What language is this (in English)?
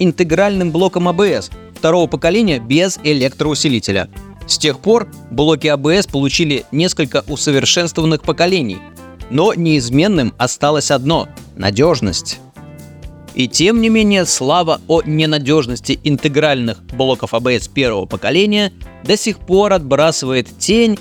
Russian